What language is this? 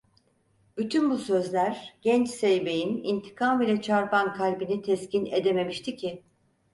Turkish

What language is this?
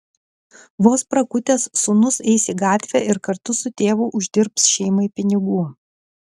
Lithuanian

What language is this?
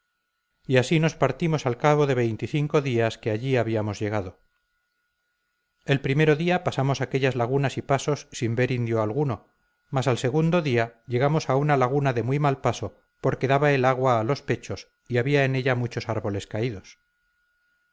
Spanish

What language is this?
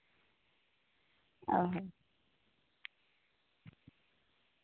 Santali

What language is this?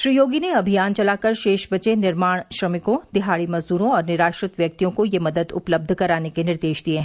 Hindi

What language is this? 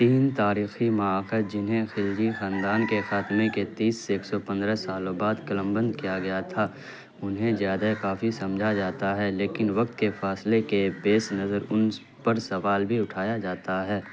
Urdu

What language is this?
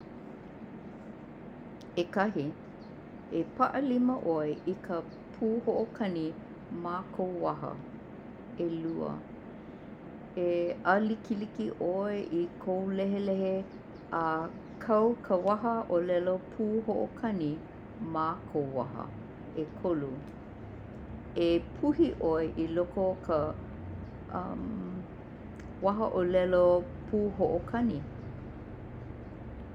Hawaiian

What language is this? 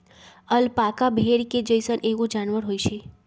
Magahi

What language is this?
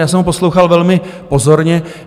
Czech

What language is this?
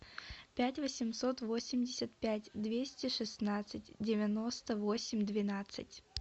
Russian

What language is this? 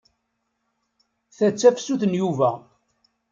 Kabyle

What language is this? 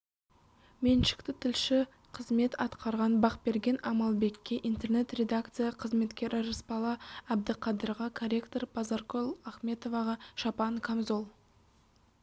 Kazakh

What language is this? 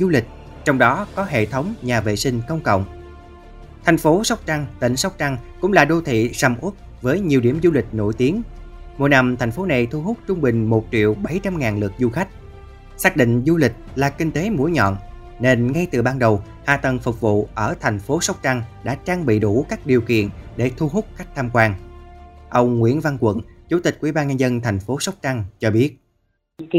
Vietnamese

